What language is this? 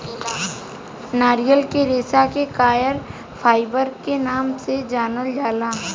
Bhojpuri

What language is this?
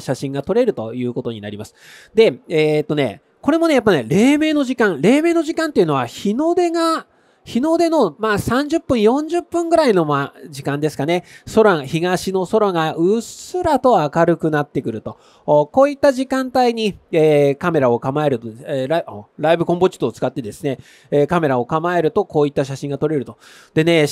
Japanese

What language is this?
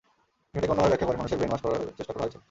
Bangla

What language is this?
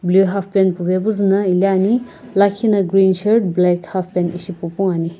Sumi Naga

